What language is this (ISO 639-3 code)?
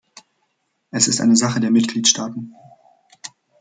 deu